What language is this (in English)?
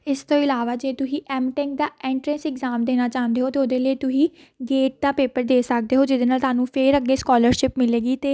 Punjabi